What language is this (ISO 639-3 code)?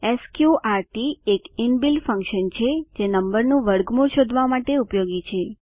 guj